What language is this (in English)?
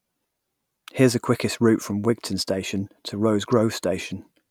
English